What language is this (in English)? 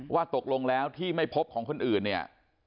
Thai